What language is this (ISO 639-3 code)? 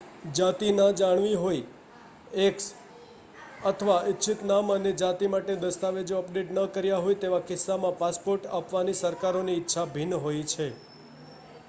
guj